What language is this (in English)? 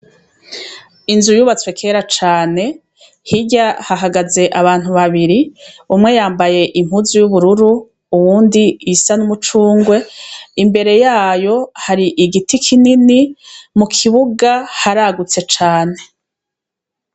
Rundi